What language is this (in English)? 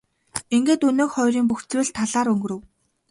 Mongolian